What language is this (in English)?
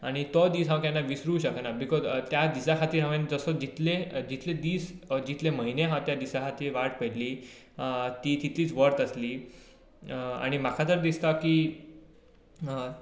Konkani